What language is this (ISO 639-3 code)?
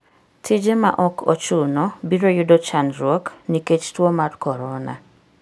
luo